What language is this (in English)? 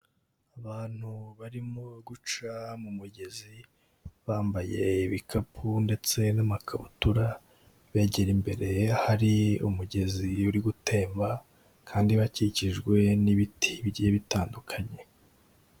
Kinyarwanda